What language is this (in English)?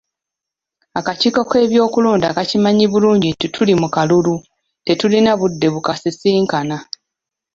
Ganda